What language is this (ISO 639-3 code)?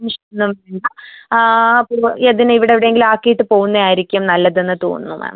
mal